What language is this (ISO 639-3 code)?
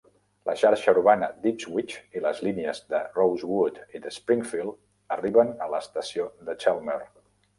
cat